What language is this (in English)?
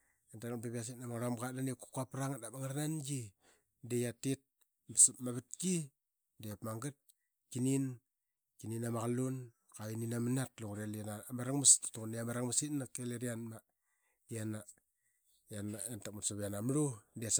Qaqet